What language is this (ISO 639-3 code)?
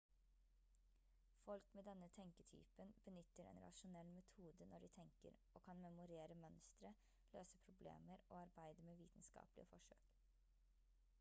nob